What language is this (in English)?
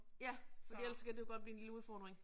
Danish